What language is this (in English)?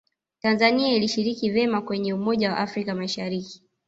Swahili